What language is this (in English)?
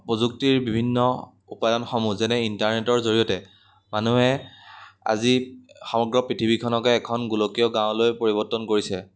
Assamese